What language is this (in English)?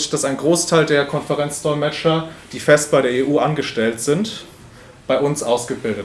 German